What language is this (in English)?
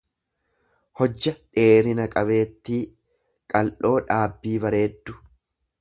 Oromo